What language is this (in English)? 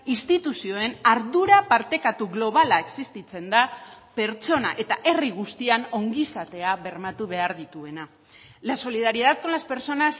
Basque